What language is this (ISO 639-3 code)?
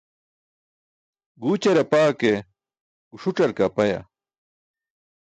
bsk